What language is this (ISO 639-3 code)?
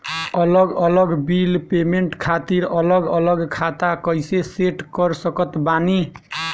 bho